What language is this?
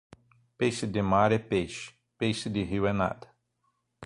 Portuguese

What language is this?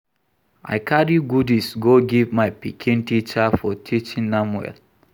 Nigerian Pidgin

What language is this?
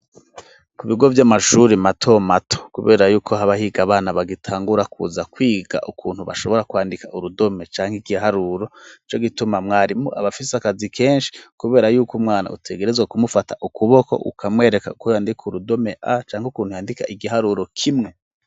Rundi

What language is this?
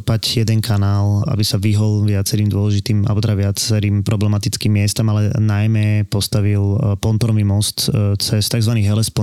Slovak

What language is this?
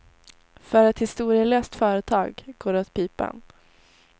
Swedish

